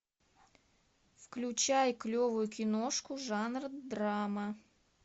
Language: Russian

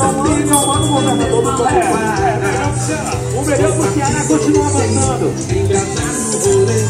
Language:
Portuguese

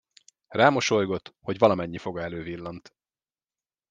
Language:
Hungarian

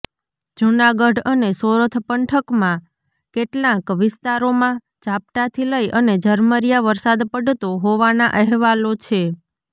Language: Gujarati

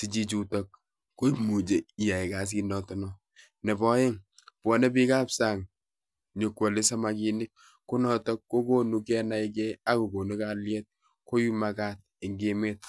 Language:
Kalenjin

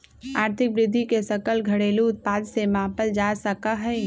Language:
Magahi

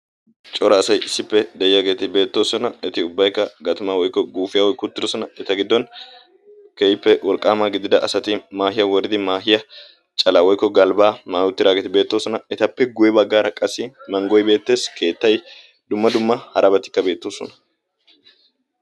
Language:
Wolaytta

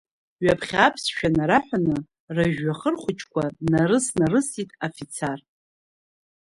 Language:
Abkhazian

